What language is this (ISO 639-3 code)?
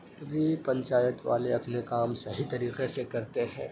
urd